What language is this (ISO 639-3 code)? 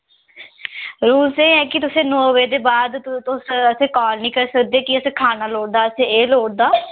doi